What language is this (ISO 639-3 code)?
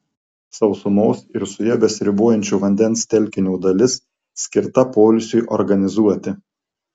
lit